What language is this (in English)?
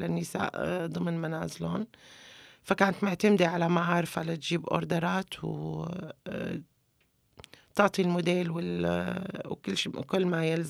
Arabic